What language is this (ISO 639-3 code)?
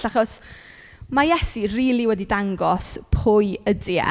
cym